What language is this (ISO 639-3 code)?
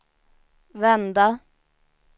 swe